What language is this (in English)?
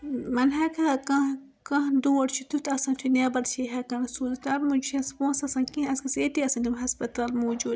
Kashmiri